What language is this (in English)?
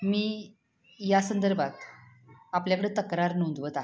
Marathi